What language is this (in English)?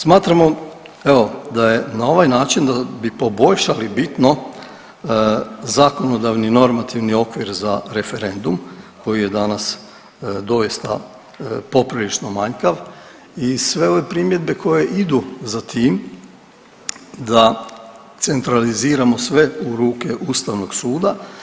Croatian